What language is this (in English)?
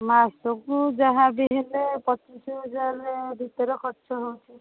Odia